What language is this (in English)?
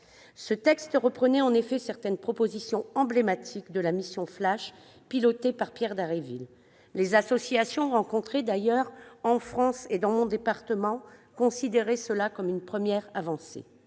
French